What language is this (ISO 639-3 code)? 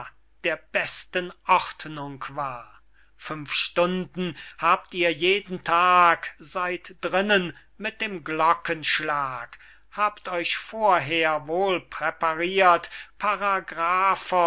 deu